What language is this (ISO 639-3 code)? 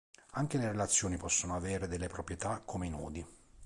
ita